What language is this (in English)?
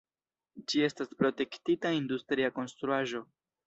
Esperanto